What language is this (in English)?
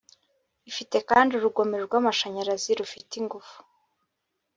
Kinyarwanda